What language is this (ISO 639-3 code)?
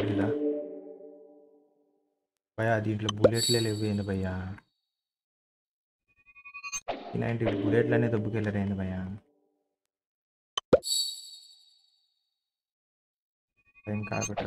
eng